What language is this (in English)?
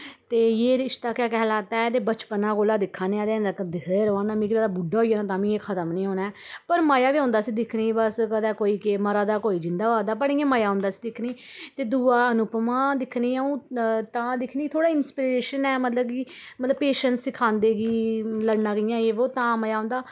Dogri